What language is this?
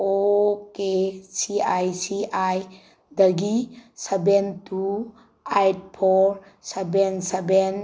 Manipuri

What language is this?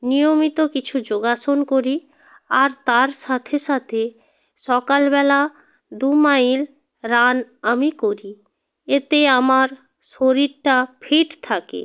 Bangla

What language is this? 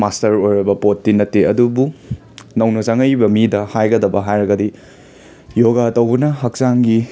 Manipuri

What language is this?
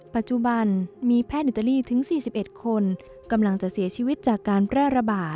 Thai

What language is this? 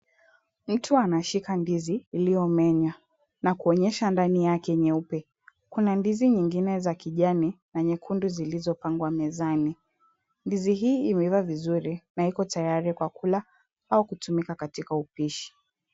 Swahili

